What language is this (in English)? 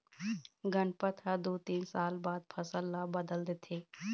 Chhattisgarhi